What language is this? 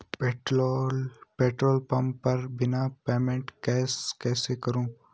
Hindi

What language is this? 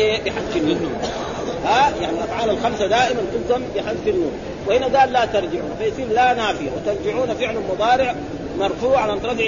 Arabic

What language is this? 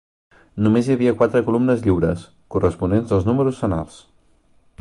Catalan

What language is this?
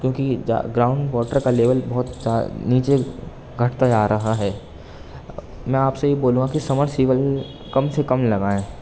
Urdu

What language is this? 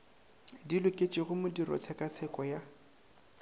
Northern Sotho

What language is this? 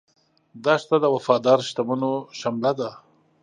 Pashto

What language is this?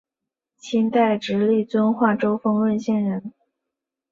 Chinese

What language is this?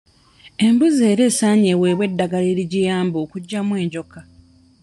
Ganda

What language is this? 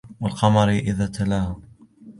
Arabic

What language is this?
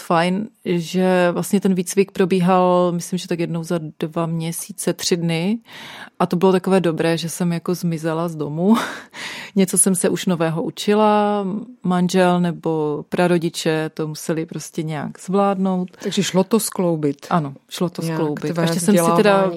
Czech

